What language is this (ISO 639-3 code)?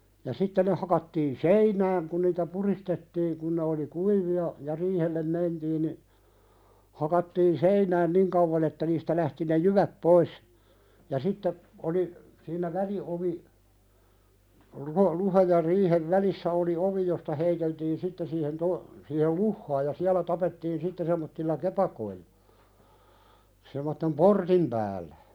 fin